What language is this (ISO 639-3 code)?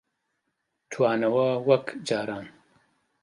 ckb